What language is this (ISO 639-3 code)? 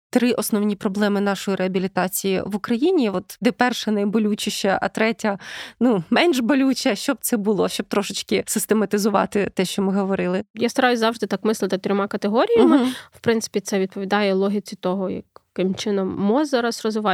ukr